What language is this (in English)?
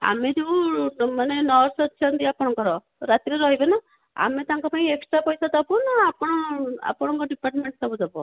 Odia